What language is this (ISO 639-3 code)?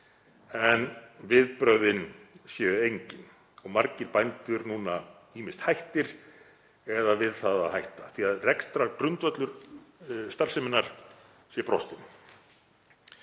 isl